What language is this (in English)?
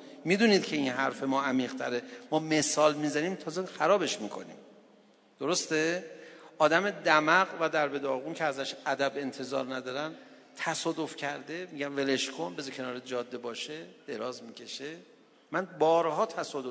Persian